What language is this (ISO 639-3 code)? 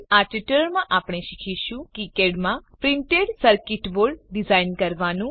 guj